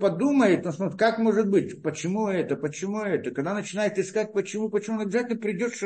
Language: Russian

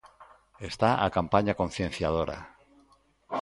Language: Galician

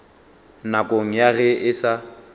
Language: Northern Sotho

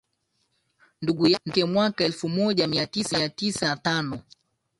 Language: Swahili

